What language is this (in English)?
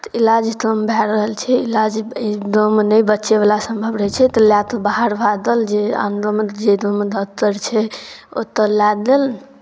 Maithili